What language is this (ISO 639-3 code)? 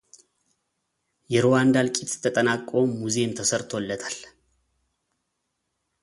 amh